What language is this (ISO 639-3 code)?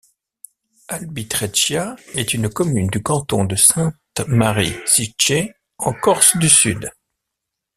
fra